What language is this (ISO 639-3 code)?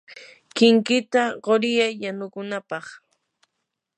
qur